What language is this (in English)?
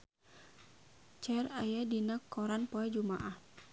Sundanese